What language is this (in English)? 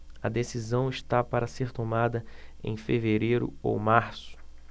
Portuguese